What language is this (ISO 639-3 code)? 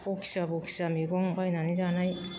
brx